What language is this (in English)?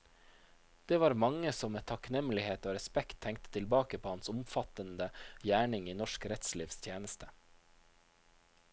Norwegian